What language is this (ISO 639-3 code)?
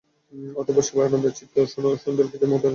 ben